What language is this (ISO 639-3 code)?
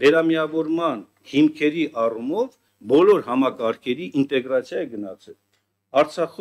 tur